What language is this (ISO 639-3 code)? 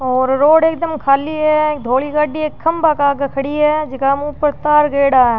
raj